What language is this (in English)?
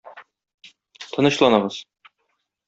Tatar